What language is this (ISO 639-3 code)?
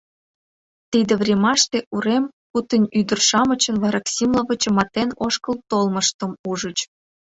chm